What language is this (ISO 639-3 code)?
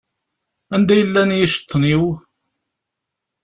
kab